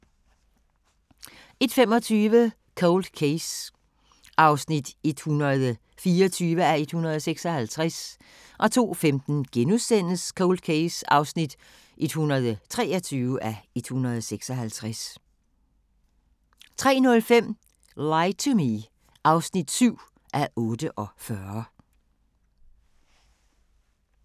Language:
Danish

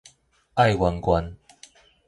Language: Min Nan Chinese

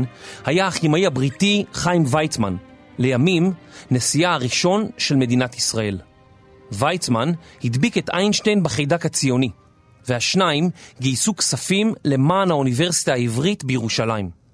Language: Hebrew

